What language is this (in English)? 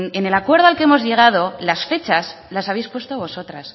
Spanish